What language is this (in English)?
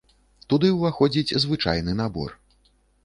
Belarusian